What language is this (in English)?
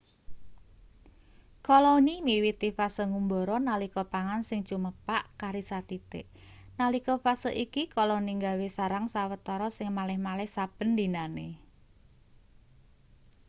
Javanese